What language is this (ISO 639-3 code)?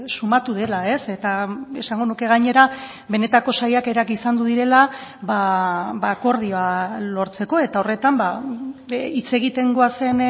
eus